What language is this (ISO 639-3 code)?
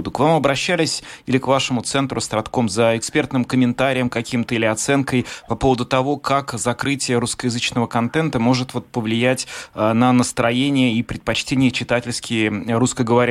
rus